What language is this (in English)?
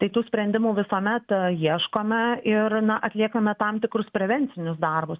Lithuanian